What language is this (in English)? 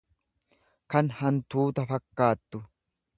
Oromo